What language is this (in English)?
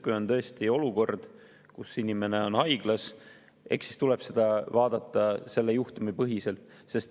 Estonian